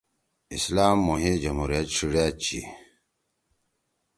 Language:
Torwali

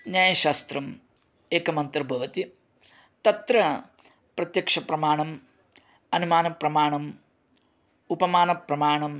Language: Sanskrit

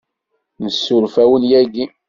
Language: Kabyle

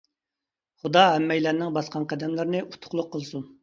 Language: Uyghur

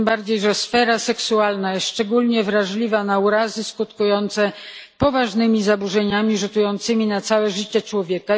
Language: Polish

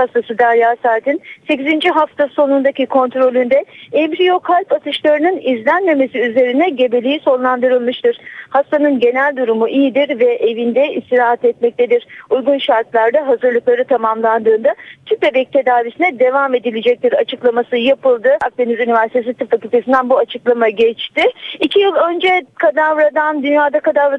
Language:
Turkish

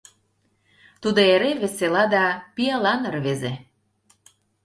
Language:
Mari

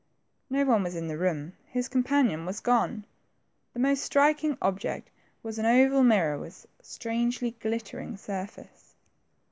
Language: English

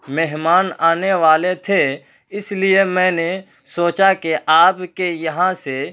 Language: Urdu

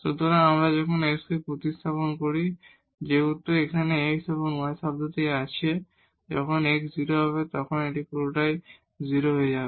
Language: Bangla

